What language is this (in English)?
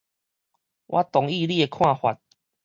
Min Nan Chinese